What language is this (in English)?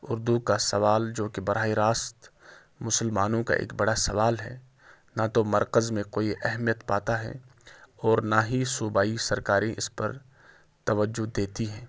Urdu